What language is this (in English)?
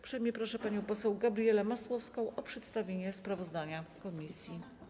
Polish